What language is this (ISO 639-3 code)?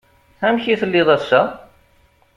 kab